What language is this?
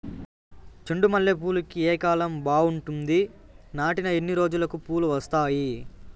Telugu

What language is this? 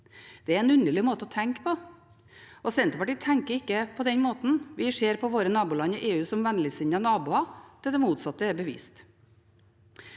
Norwegian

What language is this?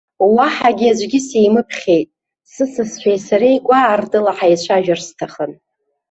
Abkhazian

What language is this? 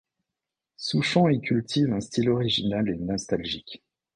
French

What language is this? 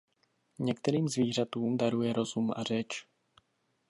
Czech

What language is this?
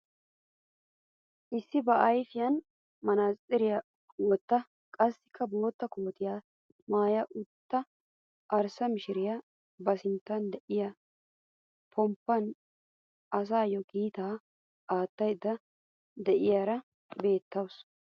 Wolaytta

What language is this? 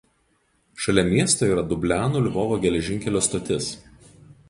Lithuanian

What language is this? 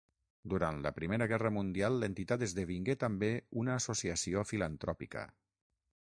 Catalan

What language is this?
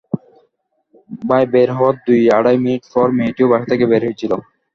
Bangla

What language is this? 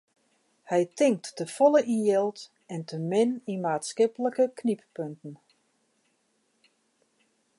Western Frisian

